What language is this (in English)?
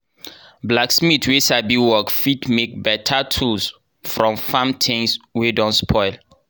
Nigerian Pidgin